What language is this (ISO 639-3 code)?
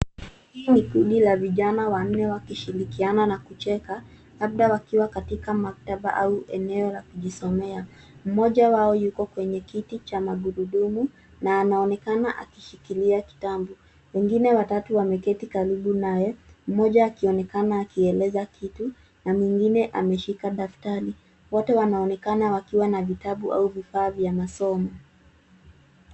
swa